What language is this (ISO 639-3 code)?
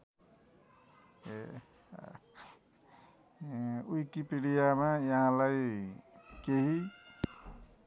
nep